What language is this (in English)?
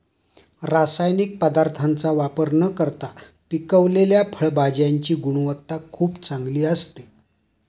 Marathi